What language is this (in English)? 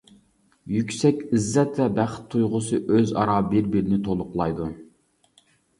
Uyghur